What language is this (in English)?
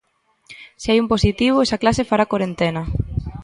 Galician